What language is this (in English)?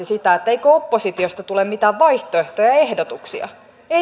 Finnish